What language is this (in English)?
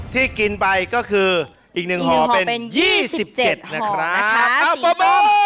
Thai